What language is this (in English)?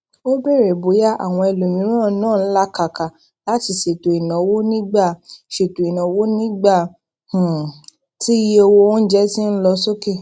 Yoruba